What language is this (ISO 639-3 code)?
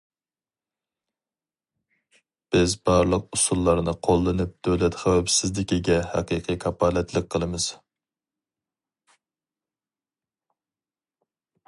uig